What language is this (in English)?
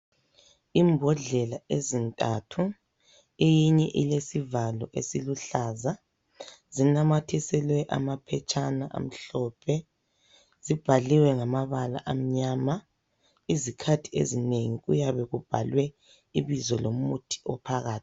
North Ndebele